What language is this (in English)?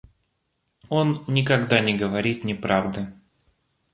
Russian